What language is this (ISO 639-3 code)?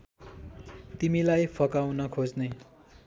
nep